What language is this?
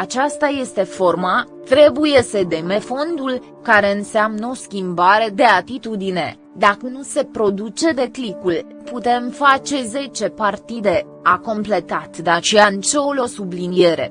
Romanian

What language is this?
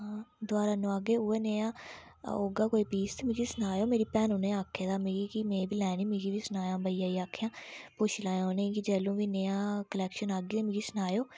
Dogri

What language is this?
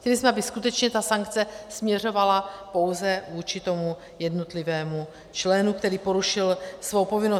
Czech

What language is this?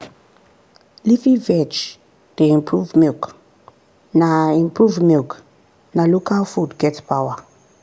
Nigerian Pidgin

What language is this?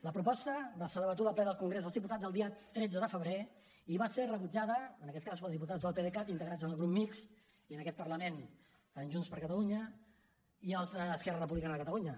Catalan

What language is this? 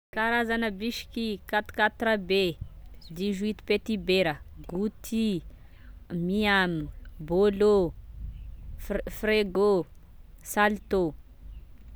Tesaka Malagasy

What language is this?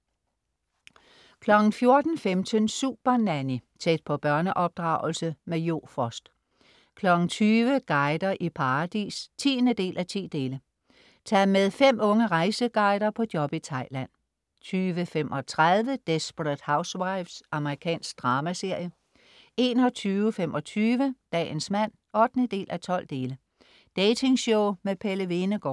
Danish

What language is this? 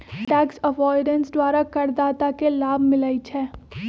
Magahi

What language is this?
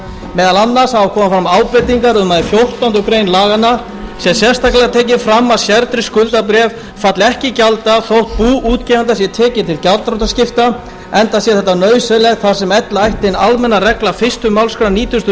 Icelandic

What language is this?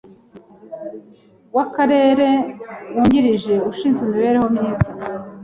Kinyarwanda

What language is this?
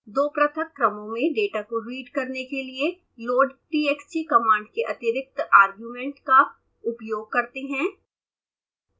Hindi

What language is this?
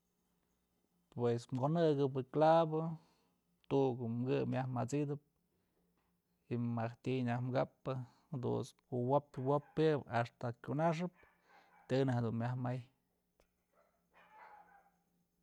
Mazatlán Mixe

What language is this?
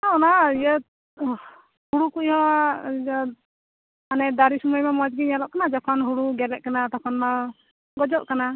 Santali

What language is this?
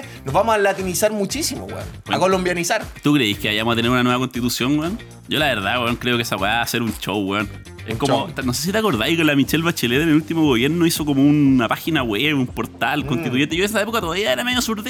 Spanish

